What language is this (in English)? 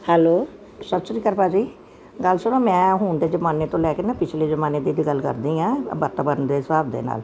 Punjabi